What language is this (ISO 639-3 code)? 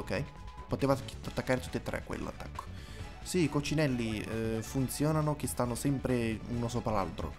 ita